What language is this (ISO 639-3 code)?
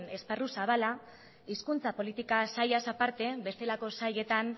eus